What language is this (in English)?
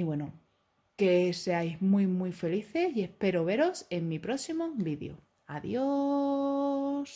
Spanish